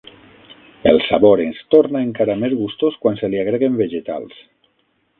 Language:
Catalan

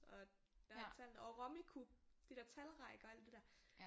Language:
Danish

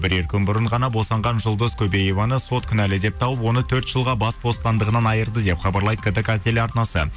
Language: Kazakh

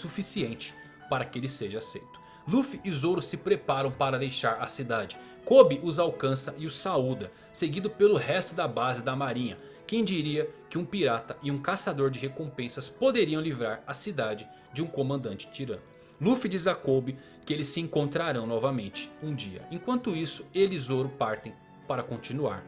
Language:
Portuguese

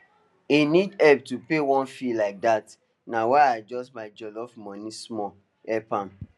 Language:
Nigerian Pidgin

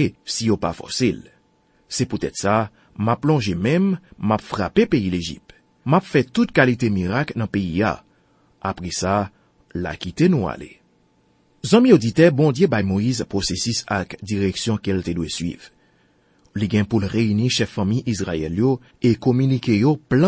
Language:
French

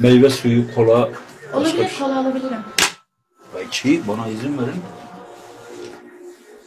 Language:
Turkish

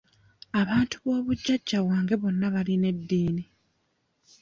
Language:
Ganda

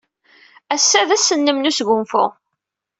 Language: Kabyle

